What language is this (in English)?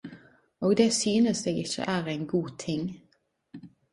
Norwegian Nynorsk